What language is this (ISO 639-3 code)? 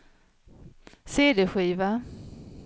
swe